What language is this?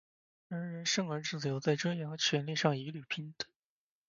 Chinese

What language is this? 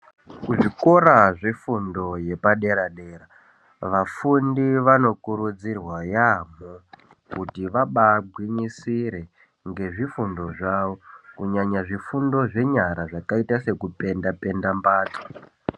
Ndau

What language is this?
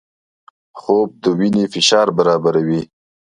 Pashto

